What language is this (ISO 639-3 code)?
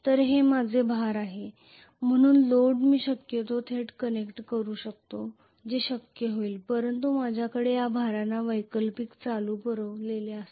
mar